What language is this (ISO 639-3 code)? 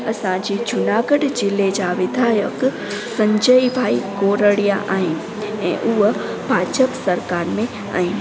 snd